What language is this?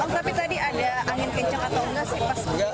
Indonesian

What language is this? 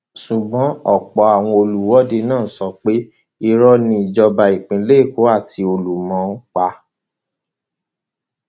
Yoruba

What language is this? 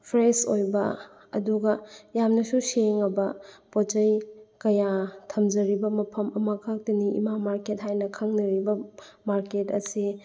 Manipuri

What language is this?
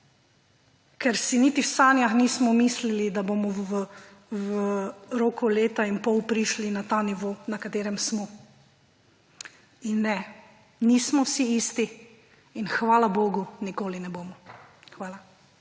Slovenian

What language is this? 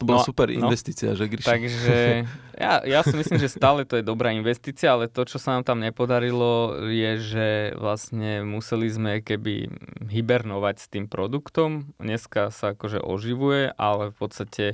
Slovak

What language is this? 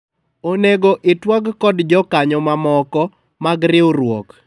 Luo (Kenya and Tanzania)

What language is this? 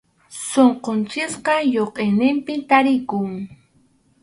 Arequipa-La Unión Quechua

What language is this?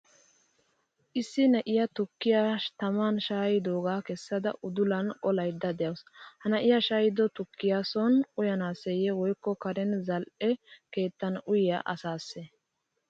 Wolaytta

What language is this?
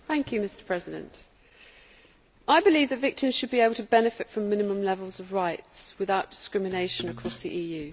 English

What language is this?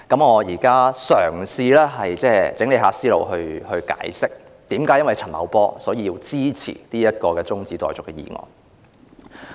Cantonese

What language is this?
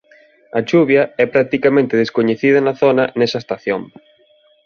Galician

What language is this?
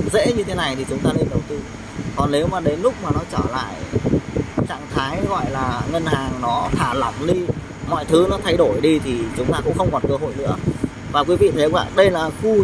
Vietnamese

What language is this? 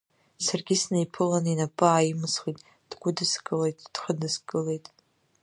Abkhazian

